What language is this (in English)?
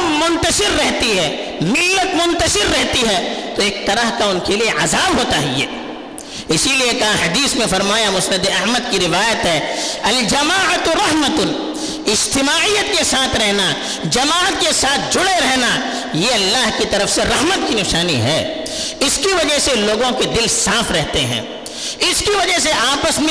Urdu